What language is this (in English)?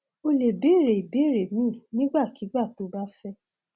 Yoruba